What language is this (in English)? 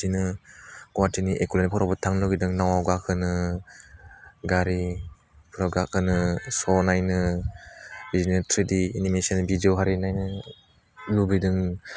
Bodo